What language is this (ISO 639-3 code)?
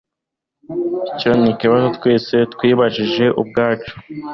kin